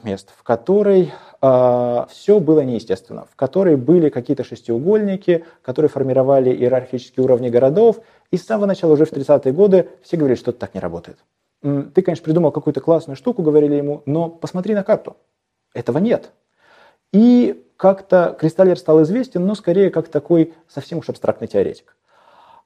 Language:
Russian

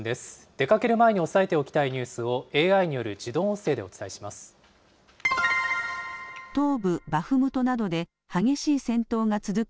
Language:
Japanese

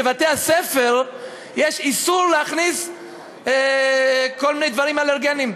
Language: Hebrew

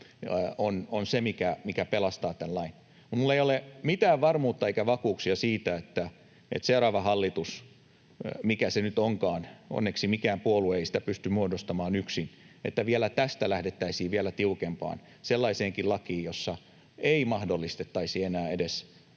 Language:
Finnish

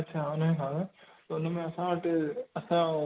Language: Sindhi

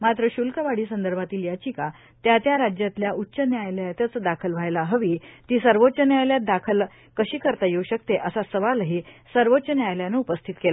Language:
Marathi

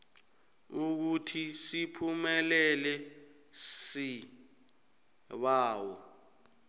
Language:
South Ndebele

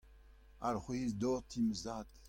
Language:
Breton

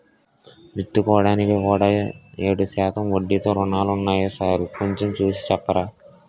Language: Telugu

